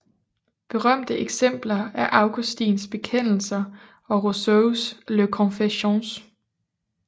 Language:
Danish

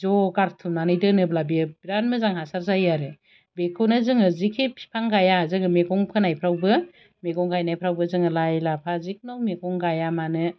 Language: Bodo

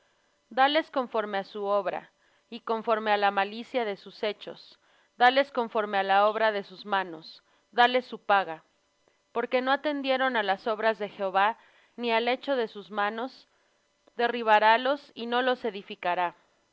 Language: Spanish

